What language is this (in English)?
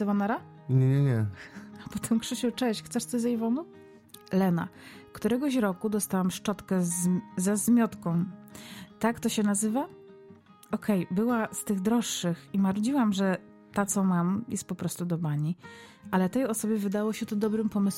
Polish